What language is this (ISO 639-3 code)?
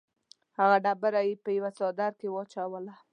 pus